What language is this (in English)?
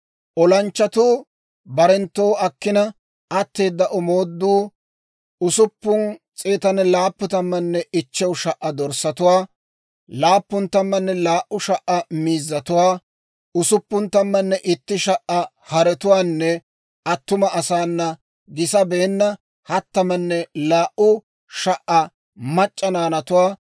Dawro